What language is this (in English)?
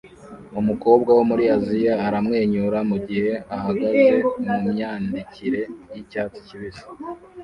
Kinyarwanda